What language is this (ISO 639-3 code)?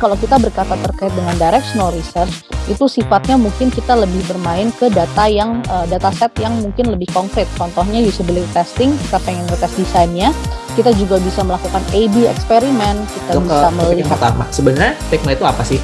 ind